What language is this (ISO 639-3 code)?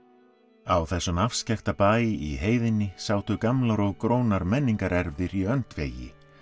isl